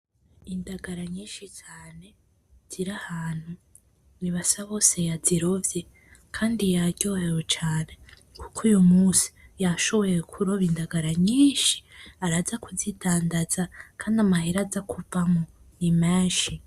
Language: Rundi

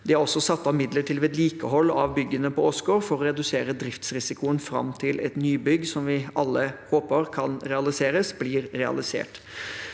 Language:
Norwegian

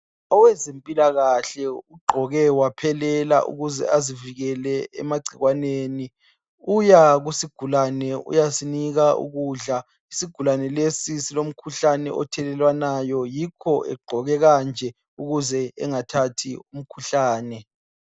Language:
North Ndebele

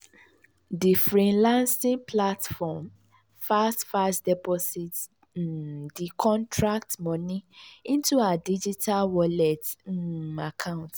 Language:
Nigerian Pidgin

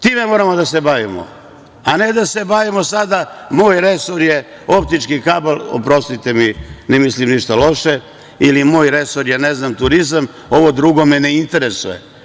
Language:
Serbian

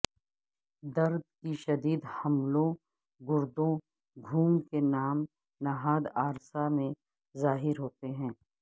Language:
Urdu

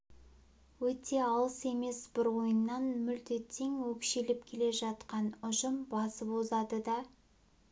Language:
Kazakh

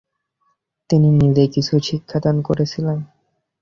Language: Bangla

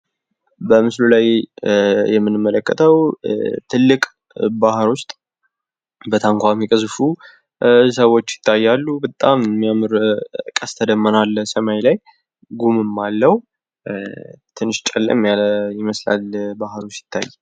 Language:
Amharic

